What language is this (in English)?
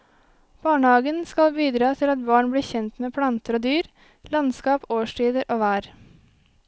Norwegian